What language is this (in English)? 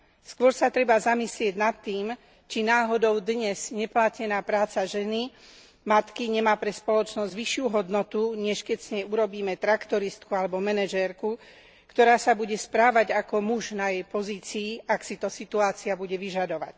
Slovak